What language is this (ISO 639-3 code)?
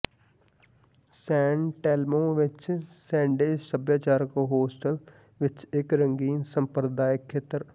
pan